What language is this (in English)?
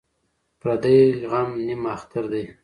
Pashto